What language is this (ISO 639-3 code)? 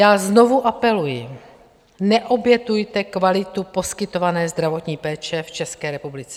ces